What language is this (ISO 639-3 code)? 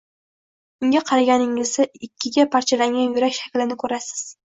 uzb